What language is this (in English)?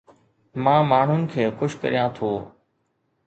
Sindhi